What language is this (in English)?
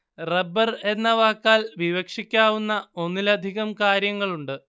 Malayalam